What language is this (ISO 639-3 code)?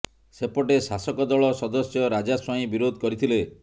ori